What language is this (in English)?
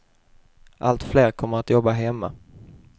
Swedish